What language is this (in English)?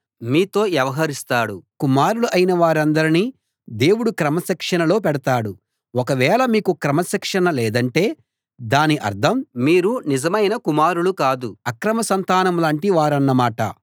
Telugu